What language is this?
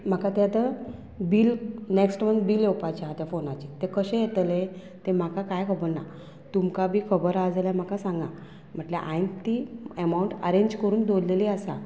Konkani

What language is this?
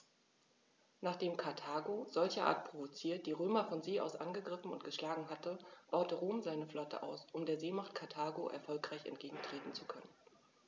German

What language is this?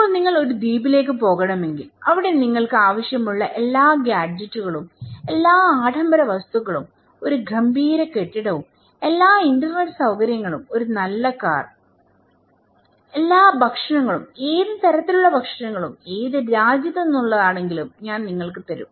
Malayalam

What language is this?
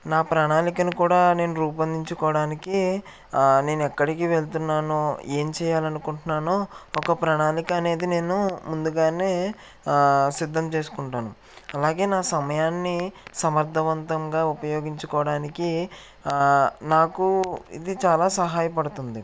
Telugu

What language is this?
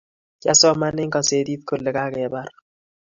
Kalenjin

